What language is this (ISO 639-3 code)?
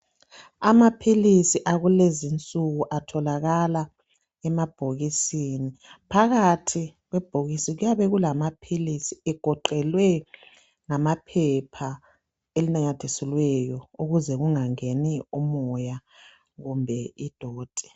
nde